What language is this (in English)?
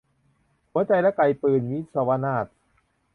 Thai